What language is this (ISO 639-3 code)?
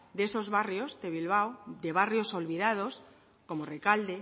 spa